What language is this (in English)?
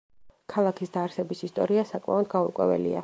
Georgian